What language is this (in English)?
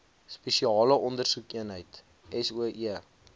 Afrikaans